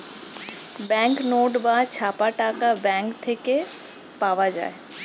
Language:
Bangla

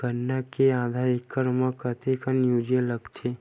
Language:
Chhattisgarhi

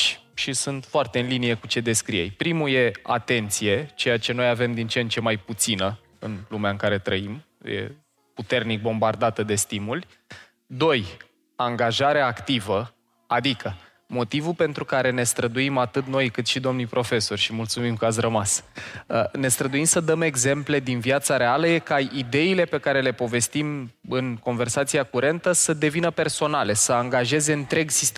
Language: Romanian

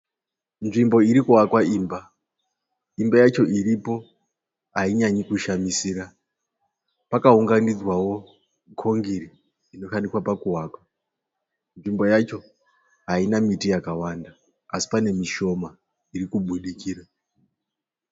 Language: Shona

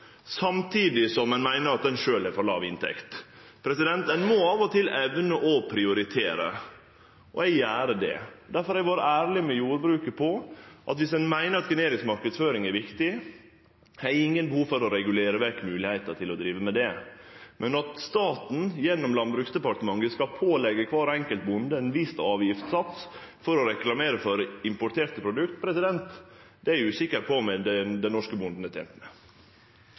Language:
Norwegian Nynorsk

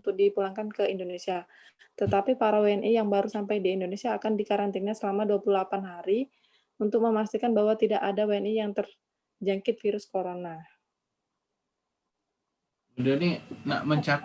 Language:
Indonesian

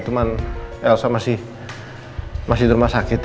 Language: Indonesian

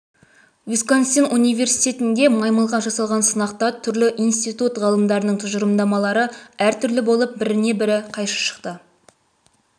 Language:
Kazakh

